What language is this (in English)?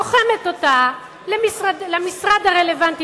Hebrew